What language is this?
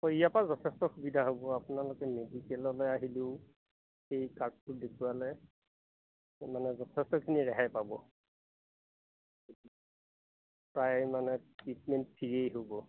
Assamese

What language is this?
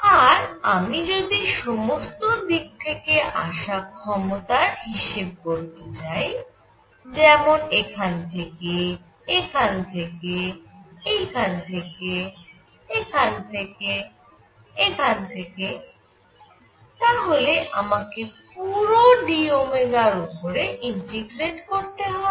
Bangla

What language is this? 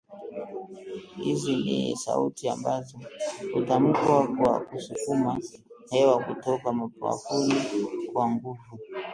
Swahili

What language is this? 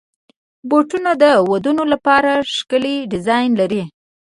Pashto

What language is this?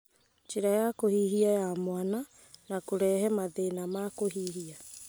Kikuyu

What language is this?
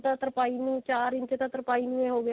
Punjabi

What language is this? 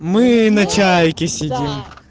Russian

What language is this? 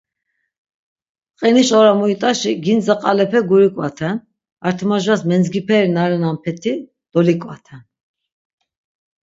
Laz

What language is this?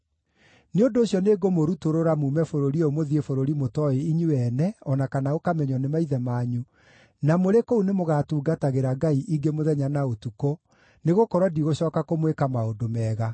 Kikuyu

